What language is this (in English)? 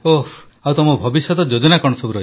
Odia